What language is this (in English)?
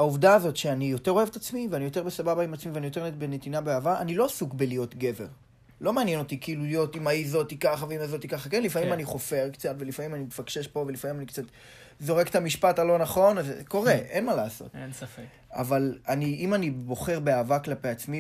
Hebrew